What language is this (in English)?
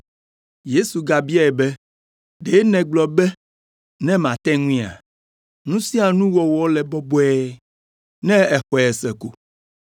Ewe